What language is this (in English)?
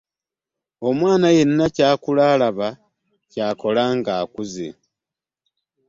Ganda